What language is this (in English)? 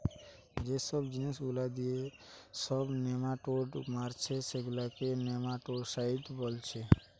Bangla